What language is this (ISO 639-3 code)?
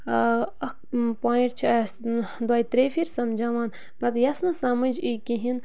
kas